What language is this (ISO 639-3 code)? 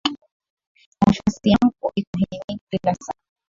swa